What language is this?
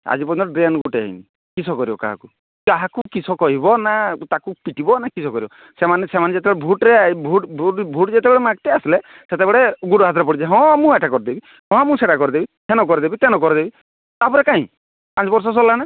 Odia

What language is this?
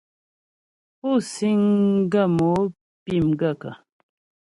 Ghomala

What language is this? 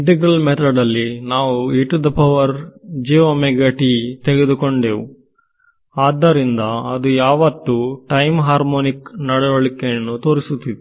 Kannada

